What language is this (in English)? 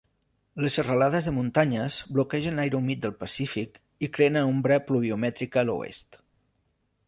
Catalan